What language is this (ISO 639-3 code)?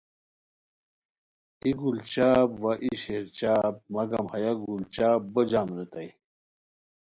khw